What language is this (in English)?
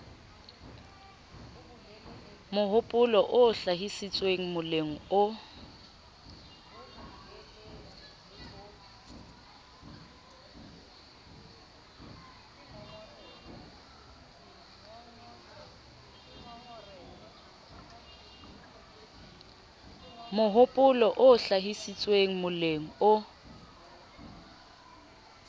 Southern Sotho